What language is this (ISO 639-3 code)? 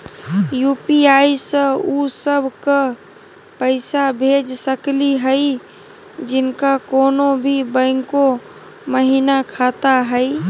mag